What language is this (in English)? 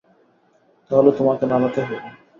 Bangla